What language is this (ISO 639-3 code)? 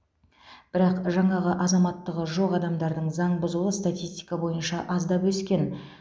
kaz